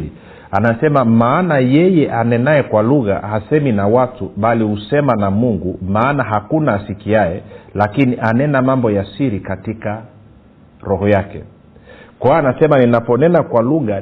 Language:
Swahili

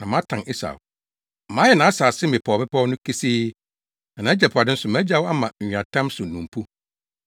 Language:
Akan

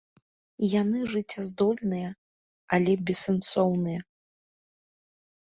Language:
Belarusian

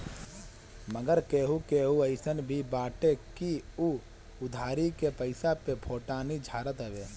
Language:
Bhojpuri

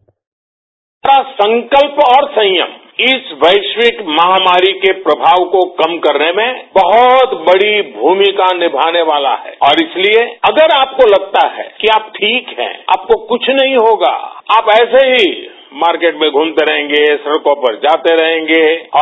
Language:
Marathi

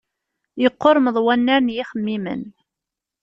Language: Kabyle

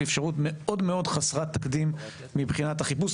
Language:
Hebrew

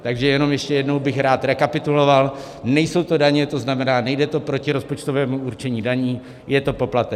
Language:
Czech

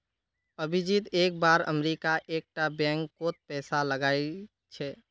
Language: Magahi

